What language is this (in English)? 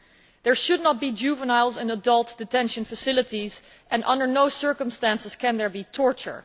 English